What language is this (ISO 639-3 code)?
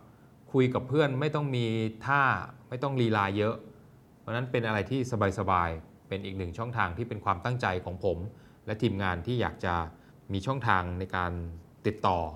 tha